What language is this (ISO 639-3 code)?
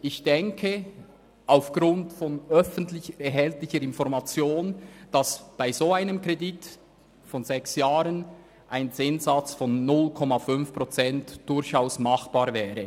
gsw